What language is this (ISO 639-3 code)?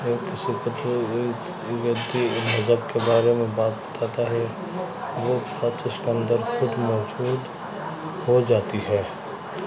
urd